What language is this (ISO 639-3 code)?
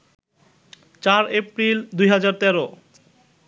ben